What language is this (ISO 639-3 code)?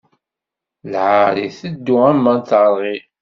kab